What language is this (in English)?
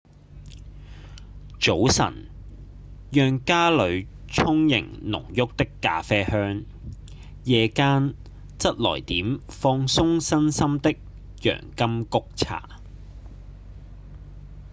Cantonese